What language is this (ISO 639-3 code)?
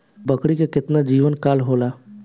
bho